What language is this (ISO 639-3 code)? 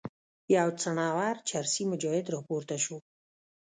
pus